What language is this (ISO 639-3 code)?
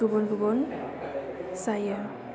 brx